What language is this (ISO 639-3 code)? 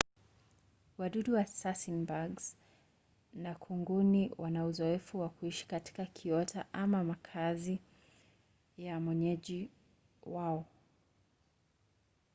swa